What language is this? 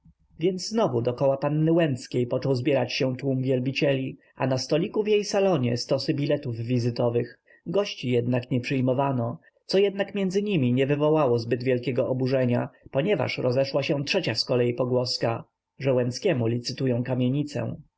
Polish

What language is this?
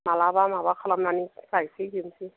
Bodo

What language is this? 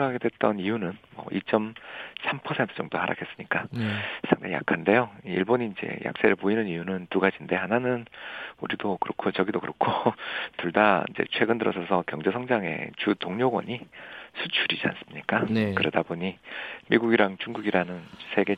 Korean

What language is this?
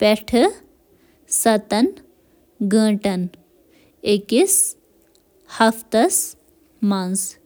Kashmiri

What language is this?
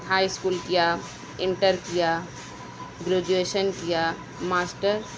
Urdu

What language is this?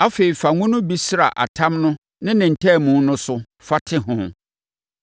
Akan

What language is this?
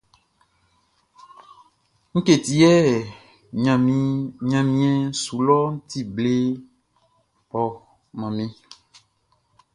Baoulé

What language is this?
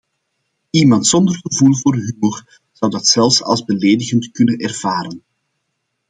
Dutch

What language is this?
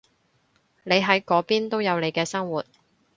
Cantonese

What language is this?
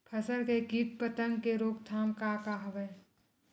Chhattisgarhi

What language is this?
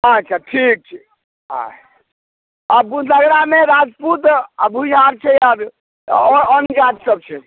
Maithili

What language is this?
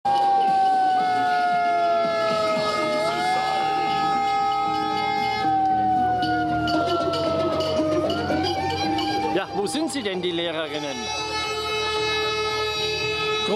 German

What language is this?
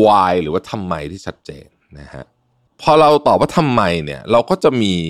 Thai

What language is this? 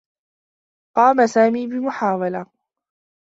Arabic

